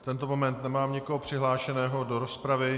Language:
Czech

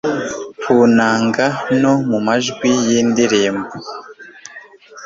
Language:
Kinyarwanda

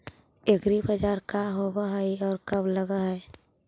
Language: Magahi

